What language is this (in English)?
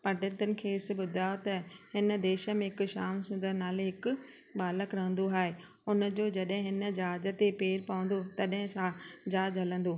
Sindhi